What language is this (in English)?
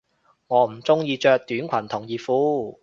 Cantonese